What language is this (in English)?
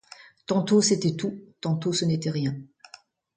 French